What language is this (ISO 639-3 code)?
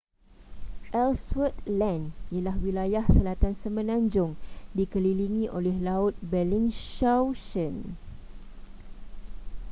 msa